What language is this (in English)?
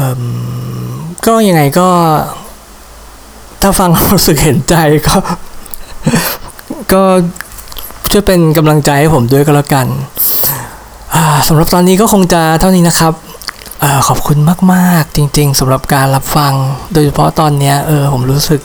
Thai